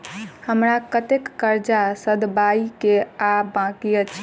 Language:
Maithili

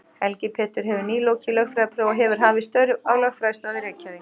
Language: Icelandic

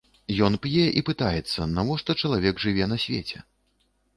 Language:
Belarusian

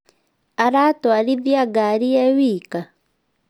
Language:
Kikuyu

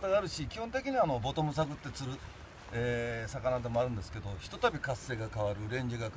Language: Japanese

